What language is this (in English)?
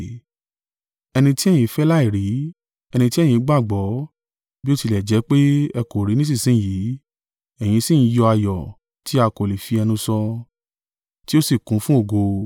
Yoruba